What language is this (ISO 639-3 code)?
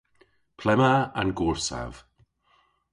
cor